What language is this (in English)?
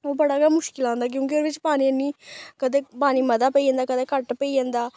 Dogri